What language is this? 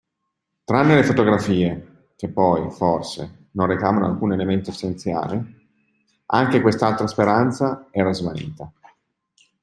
Italian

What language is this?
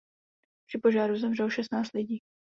Czech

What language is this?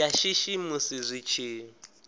Venda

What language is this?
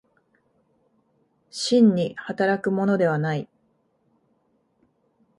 Japanese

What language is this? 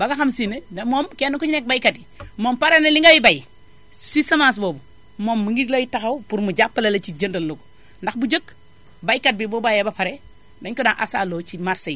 Wolof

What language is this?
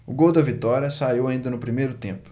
Portuguese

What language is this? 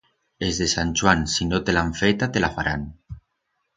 Aragonese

